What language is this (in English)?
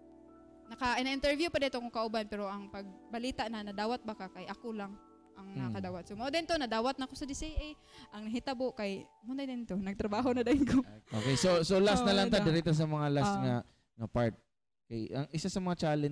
Filipino